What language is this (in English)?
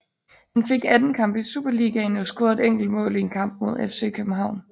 Danish